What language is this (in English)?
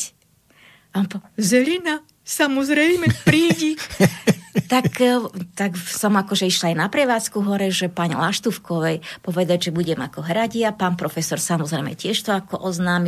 Slovak